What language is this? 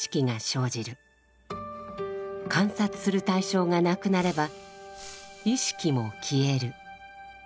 Japanese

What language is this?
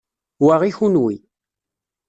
Kabyle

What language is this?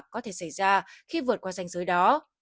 Vietnamese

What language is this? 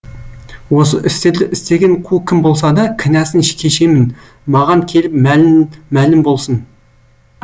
Kazakh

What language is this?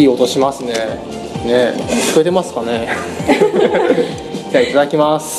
Japanese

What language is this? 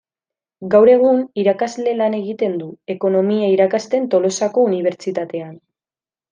Basque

